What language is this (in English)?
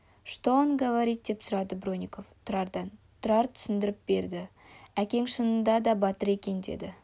Kazakh